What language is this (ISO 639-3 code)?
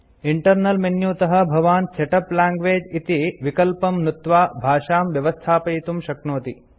san